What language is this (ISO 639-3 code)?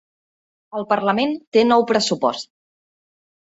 cat